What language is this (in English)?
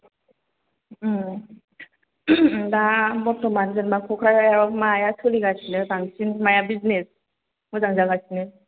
Bodo